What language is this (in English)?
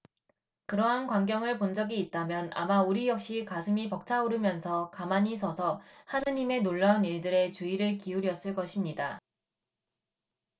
Korean